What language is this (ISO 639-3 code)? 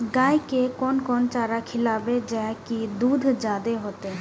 mai